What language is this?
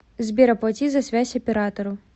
Russian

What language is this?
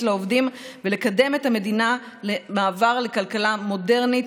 Hebrew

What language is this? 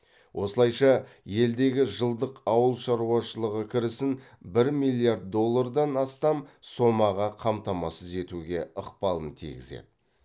Kazakh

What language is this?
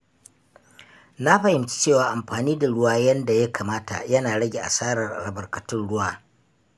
Hausa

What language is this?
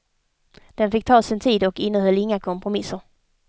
Swedish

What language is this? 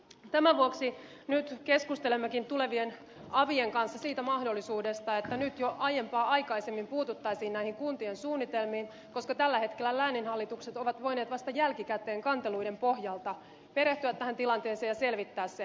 Finnish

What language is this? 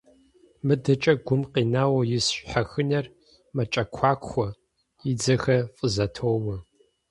Kabardian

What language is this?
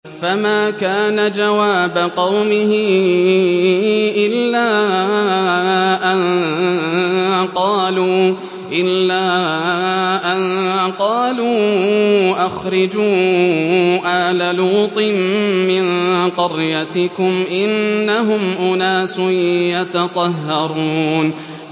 Arabic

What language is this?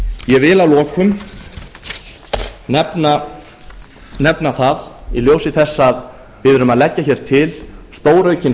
Icelandic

